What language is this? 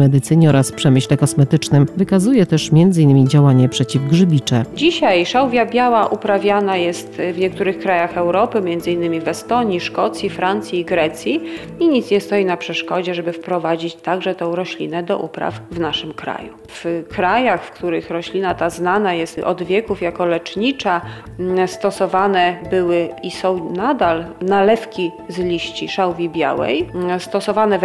Polish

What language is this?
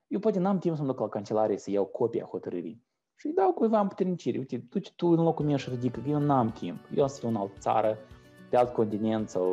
Romanian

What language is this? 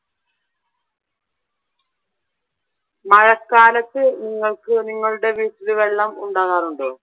Malayalam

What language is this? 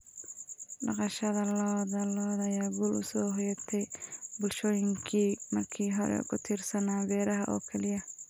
Somali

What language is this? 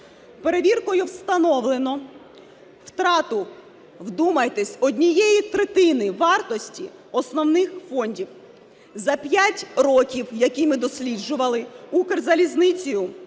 Ukrainian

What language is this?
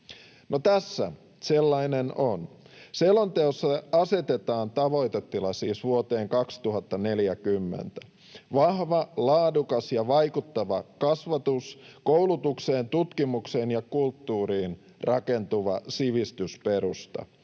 Finnish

